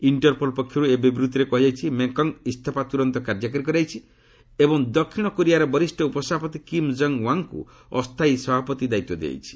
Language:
Odia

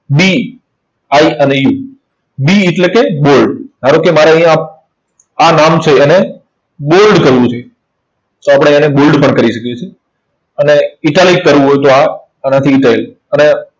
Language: Gujarati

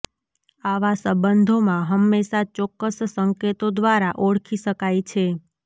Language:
Gujarati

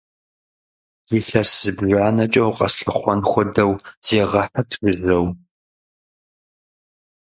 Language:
Kabardian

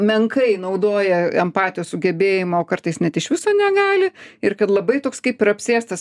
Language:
Lithuanian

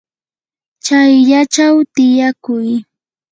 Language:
Yanahuanca Pasco Quechua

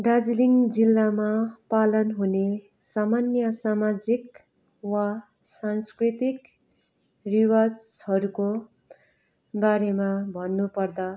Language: Nepali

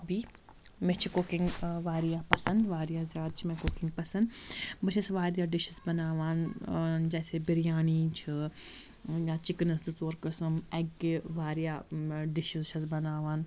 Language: Kashmiri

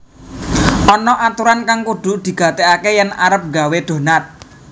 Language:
Javanese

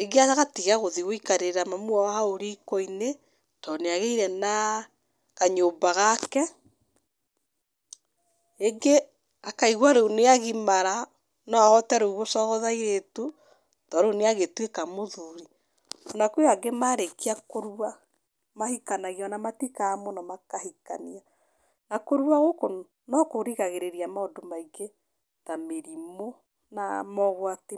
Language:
Kikuyu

